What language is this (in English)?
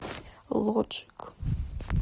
Russian